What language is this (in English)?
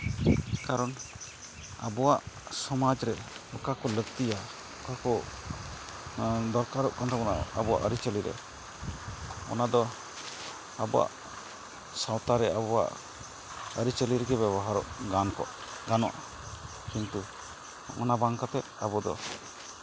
Santali